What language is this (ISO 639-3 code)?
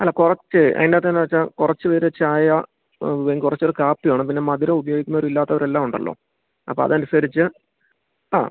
mal